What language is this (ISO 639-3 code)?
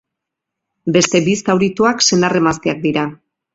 eus